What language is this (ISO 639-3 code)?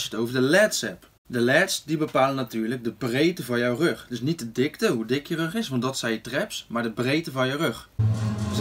nld